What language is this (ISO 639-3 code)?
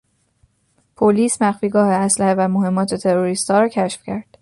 fas